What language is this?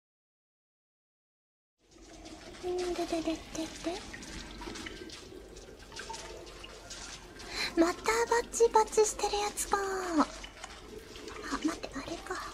Japanese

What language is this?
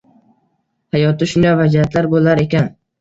Uzbek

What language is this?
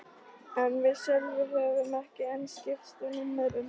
Icelandic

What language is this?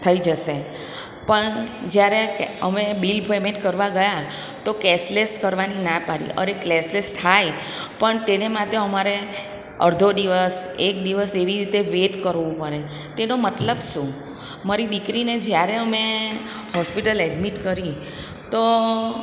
Gujarati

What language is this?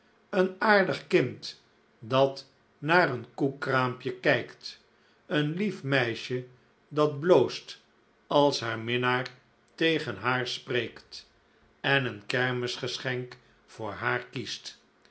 Dutch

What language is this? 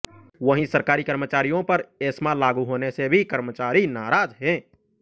Hindi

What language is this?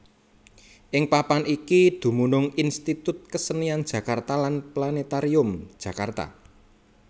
Javanese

